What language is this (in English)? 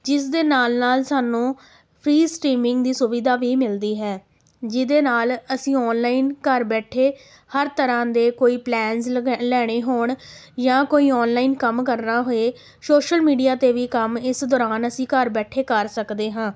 Punjabi